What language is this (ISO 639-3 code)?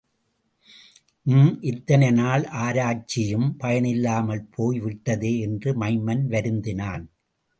tam